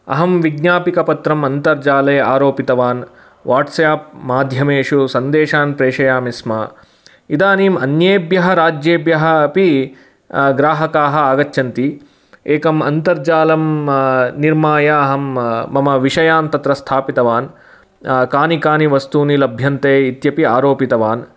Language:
Sanskrit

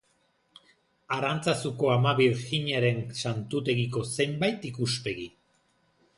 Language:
Basque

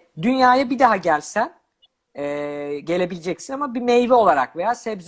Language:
Turkish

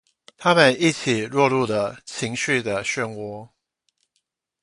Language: Chinese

